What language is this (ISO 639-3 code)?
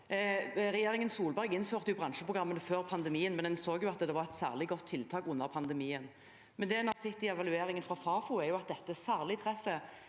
nor